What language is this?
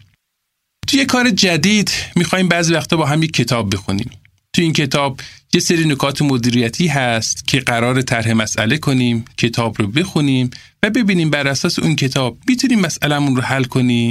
Persian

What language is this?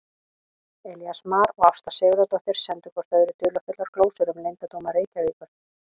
Icelandic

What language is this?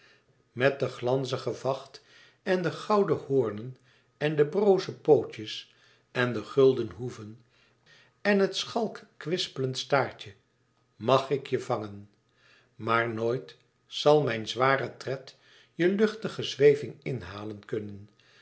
Dutch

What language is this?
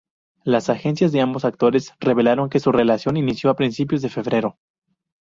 Spanish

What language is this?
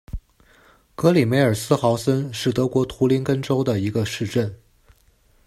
Chinese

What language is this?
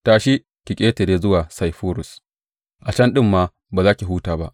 Hausa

